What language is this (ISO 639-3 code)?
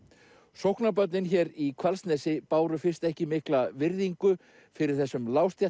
isl